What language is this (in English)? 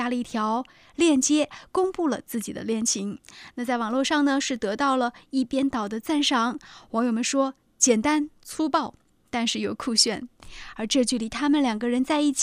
Chinese